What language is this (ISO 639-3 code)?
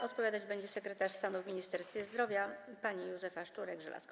pol